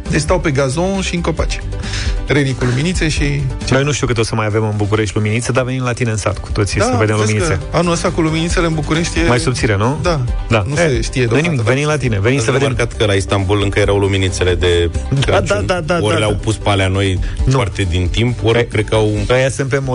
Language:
Romanian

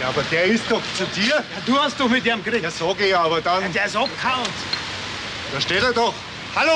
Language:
German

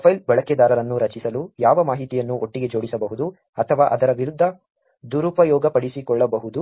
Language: Kannada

